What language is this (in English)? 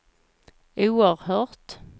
Swedish